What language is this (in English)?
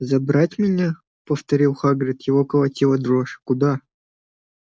Russian